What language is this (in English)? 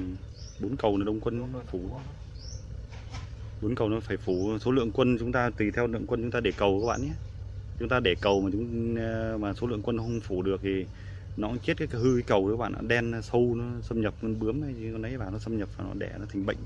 Vietnamese